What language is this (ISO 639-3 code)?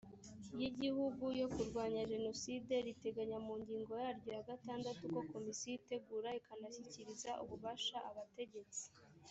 kin